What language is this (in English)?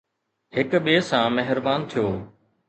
Sindhi